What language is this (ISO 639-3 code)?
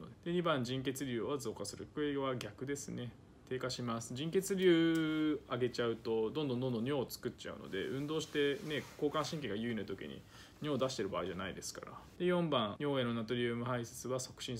jpn